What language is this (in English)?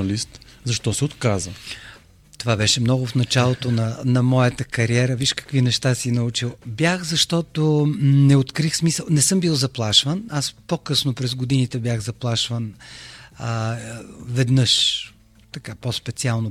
Bulgarian